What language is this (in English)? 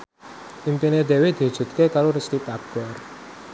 Javanese